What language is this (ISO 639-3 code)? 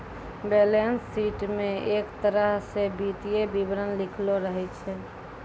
mai